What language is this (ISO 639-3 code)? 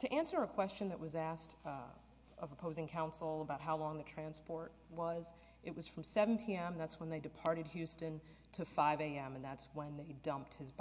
eng